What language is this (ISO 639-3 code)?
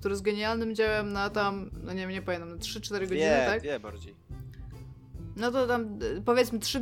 pol